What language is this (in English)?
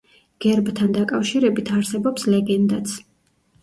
Georgian